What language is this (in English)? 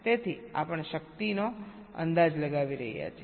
Gujarati